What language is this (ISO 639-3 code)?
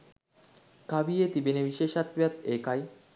sin